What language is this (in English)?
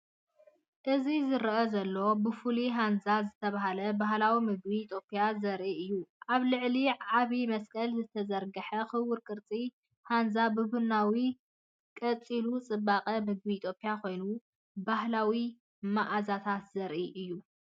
Tigrinya